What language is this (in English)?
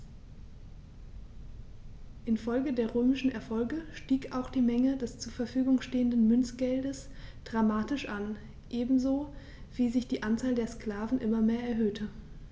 German